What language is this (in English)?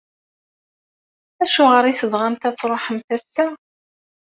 Kabyle